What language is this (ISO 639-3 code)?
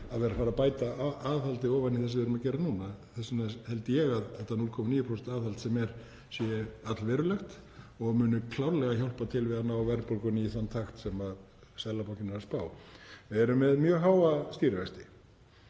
isl